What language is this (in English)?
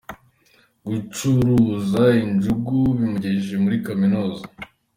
Kinyarwanda